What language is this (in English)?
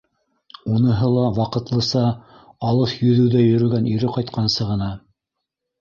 Bashkir